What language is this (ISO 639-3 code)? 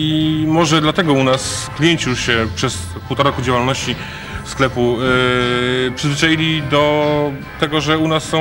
pol